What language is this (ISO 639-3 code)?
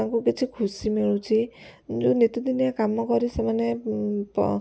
ori